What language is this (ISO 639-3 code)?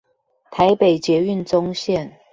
zho